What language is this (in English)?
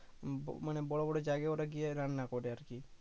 Bangla